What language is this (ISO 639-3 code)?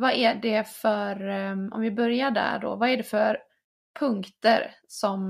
swe